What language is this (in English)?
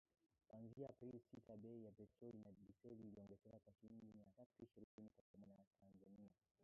Swahili